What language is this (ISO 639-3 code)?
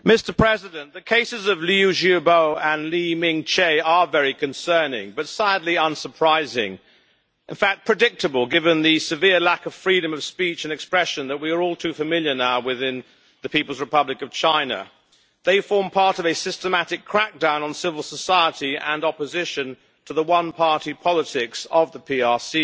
eng